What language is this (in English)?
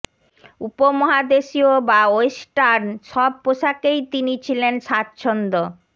Bangla